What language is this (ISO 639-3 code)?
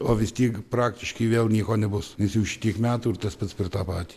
lit